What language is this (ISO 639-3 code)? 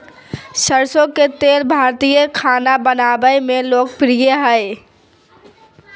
mag